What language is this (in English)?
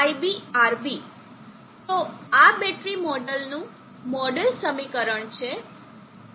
Gujarati